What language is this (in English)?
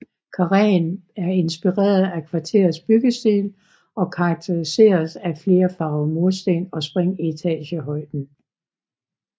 Danish